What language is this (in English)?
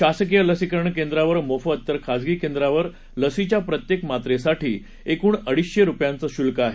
Marathi